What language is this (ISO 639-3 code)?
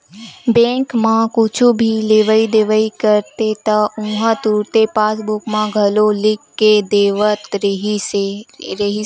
hne